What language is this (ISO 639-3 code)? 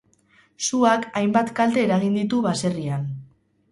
eus